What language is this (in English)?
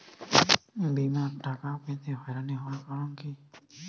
Bangla